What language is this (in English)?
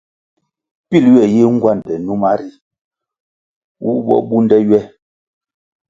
Kwasio